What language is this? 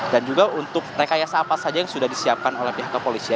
Indonesian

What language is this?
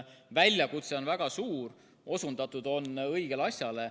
Estonian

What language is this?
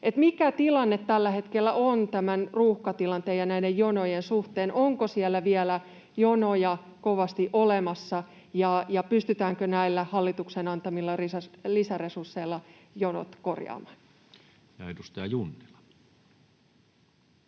Finnish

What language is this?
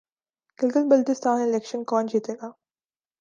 Urdu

